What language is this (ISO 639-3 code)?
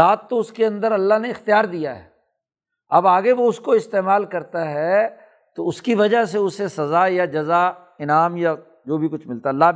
urd